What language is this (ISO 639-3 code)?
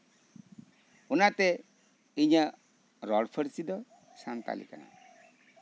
sat